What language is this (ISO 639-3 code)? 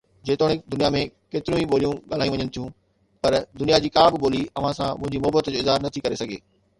snd